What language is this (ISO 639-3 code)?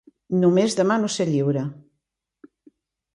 cat